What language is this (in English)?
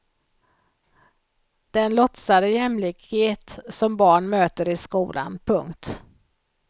Swedish